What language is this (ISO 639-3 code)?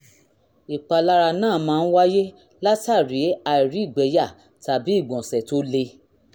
yor